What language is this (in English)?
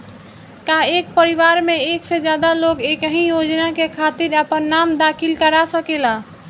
Bhojpuri